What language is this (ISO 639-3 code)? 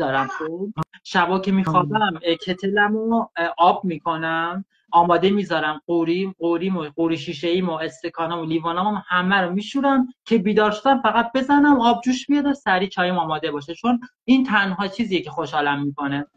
fas